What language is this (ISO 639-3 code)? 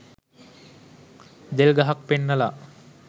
sin